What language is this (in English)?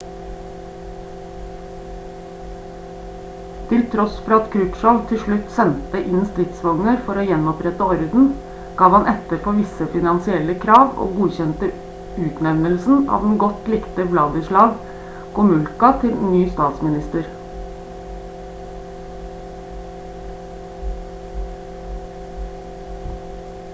Norwegian Bokmål